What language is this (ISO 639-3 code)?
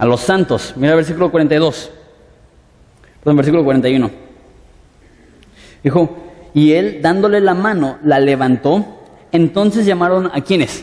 spa